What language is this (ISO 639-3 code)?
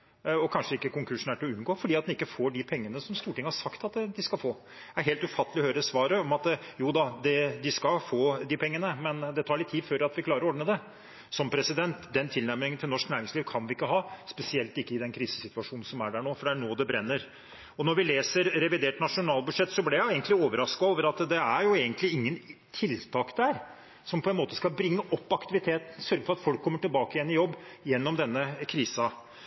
nob